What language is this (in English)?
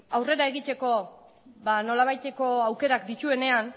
Basque